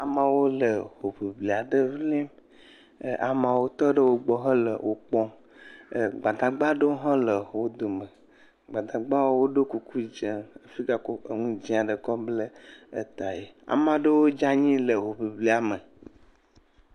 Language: Ewe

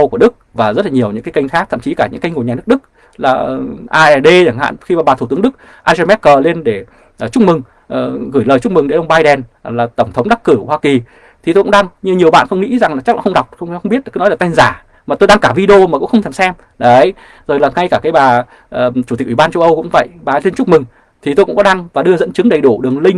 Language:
Vietnamese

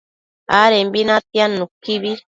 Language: Matsés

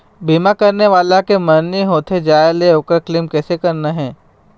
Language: Chhattisgarhi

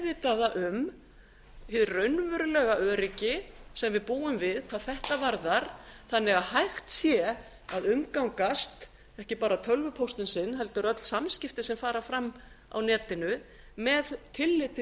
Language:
Icelandic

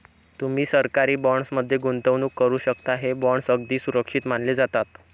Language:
Marathi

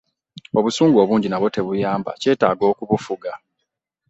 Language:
Ganda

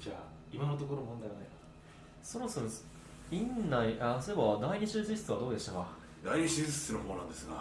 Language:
Japanese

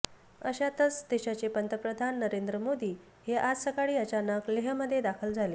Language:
Marathi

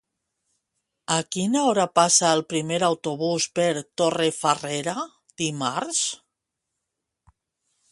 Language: Catalan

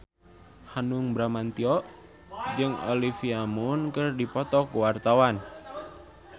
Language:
Sundanese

